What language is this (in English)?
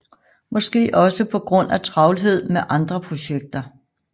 Danish